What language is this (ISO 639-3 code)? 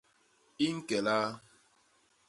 bas